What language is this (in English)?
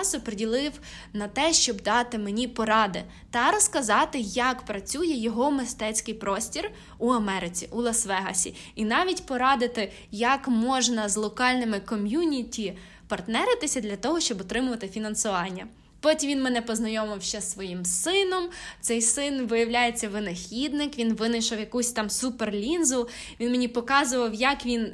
Ukrainian